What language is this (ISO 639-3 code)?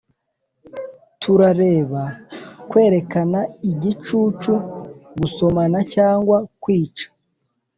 kin